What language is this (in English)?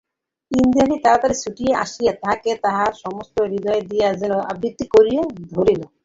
Bangla